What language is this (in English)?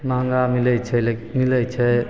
Maithili